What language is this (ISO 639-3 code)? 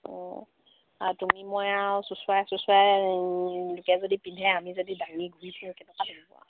asm